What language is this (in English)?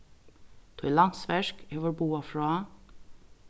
Faroese